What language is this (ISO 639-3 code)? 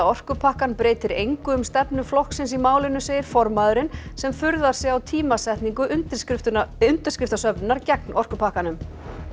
isl